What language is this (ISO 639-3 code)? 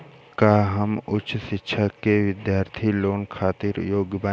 bho